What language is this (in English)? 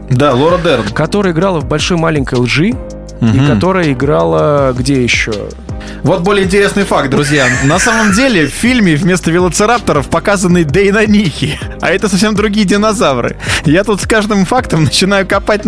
Russian